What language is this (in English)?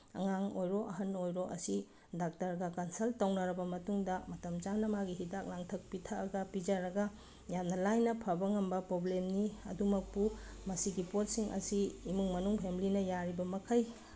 Manipuri